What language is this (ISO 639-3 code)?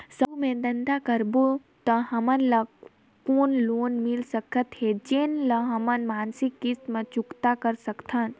hne